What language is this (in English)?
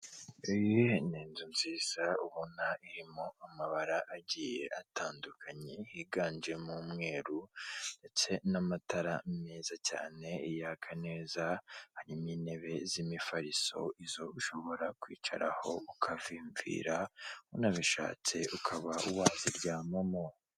Kinyarwanda